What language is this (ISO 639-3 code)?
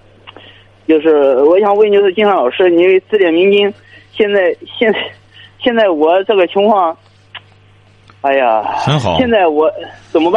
zho